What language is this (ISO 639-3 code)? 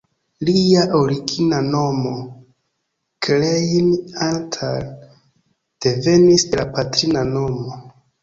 epo